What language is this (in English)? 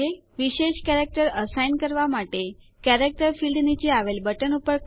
Gujarati